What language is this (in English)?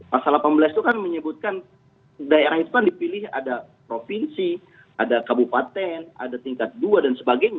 Indonesian